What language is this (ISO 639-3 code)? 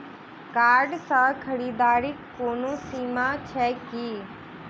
mai